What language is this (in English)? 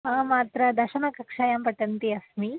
Sanskrit